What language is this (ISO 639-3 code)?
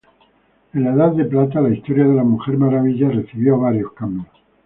spa